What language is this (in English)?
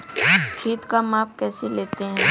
Hindi